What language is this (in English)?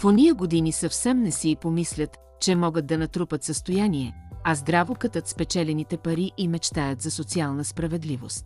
Bulgarian